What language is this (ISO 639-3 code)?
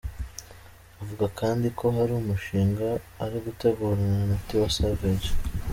kin